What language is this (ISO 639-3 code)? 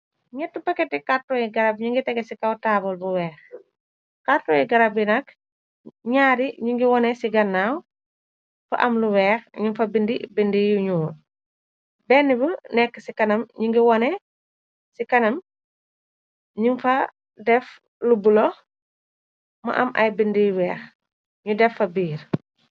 wol